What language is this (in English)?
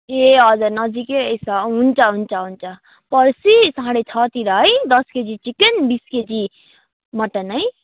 Nepali